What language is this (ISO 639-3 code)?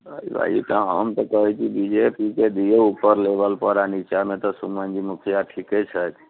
mai